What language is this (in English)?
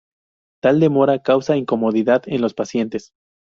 Spanish